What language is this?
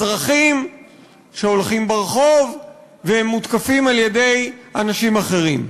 Hebrew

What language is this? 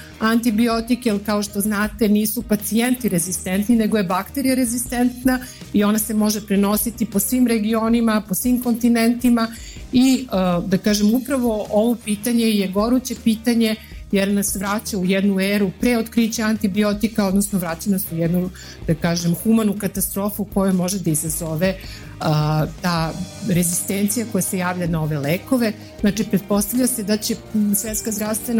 Croatian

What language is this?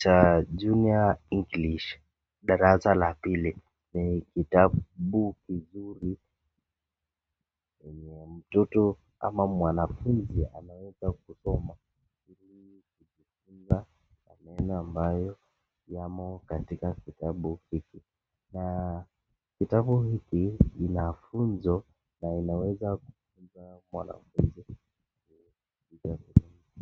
Swahili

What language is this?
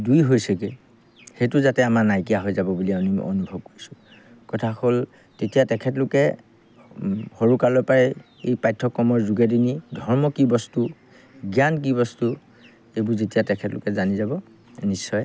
Assamese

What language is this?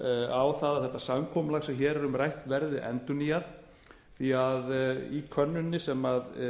Icelandic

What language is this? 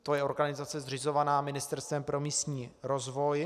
Czech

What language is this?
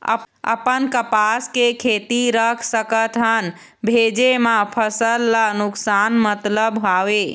Chhattisgarhi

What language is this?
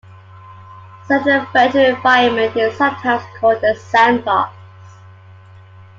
English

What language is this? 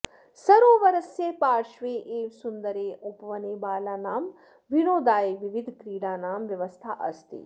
Sanskrit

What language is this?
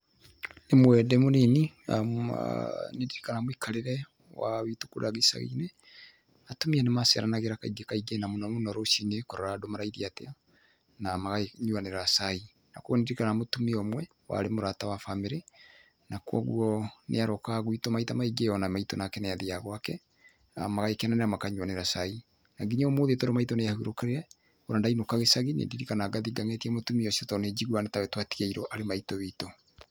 Kikuyu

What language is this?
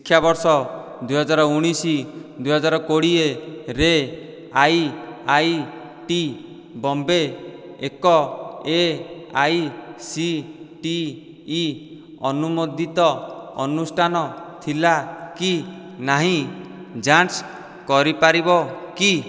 Odia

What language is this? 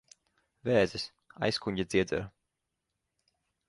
Latvian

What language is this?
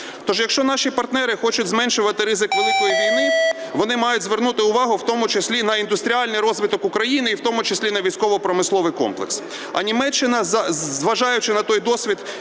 Ukrainian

